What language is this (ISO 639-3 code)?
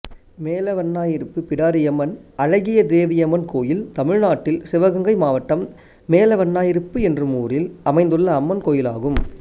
tam